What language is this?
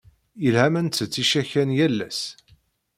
Kabyle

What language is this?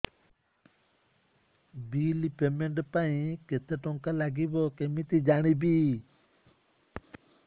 Odia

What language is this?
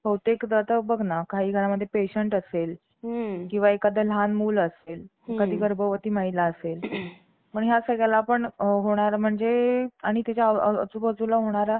Marathi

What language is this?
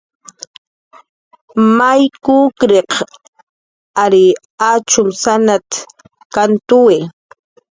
Jaqaru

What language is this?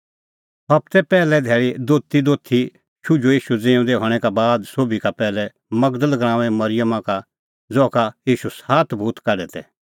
Kullu Pahari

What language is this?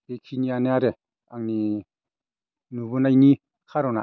Bodo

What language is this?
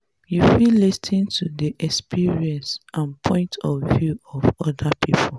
Nigerian Pidgin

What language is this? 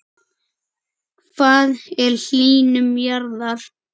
Icelandic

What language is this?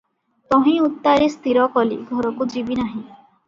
Odia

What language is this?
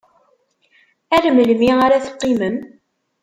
Kabyle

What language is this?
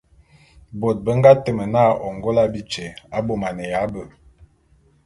Bulu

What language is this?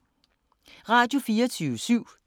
Danish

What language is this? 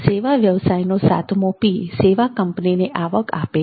Gujarati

